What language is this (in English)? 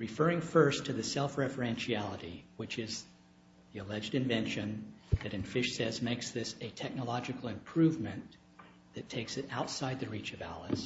English